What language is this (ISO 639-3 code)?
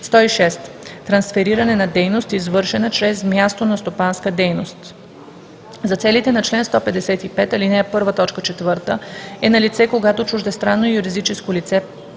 bul